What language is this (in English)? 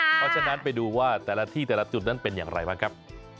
Thai